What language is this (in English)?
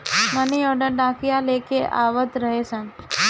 Bhojpuri